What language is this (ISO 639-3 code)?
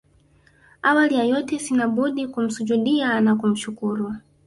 swa